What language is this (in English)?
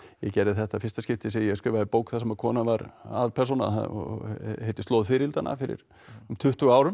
Icelandic